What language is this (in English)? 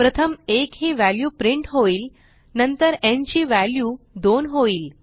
Marathi